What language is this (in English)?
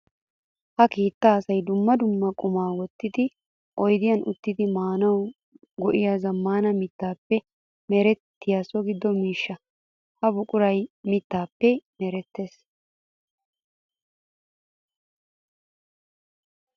Wolaytta